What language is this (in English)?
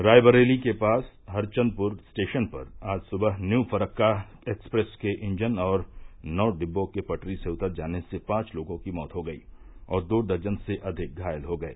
Hindi